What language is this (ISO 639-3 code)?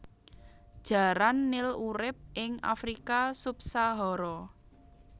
jav